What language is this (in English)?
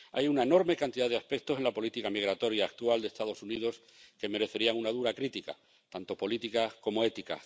Spanish